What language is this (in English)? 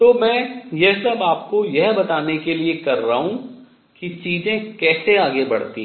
Hindi